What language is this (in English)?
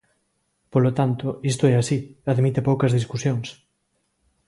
Galician